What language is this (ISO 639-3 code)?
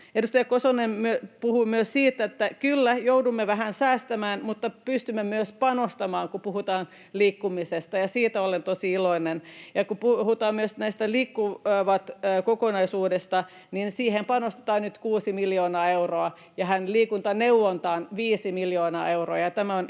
fin